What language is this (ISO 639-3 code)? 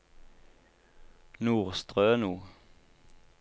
nor